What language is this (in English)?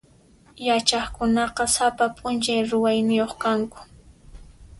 Puno Quechua